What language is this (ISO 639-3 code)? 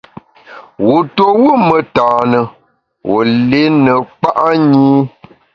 bax